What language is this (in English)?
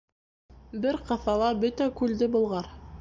Bashkir